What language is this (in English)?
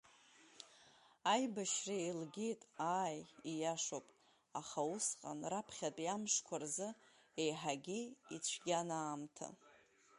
Abkhazian